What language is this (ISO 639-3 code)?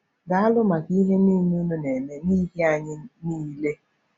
ibo